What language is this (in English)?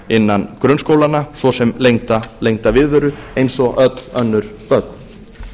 Icelandic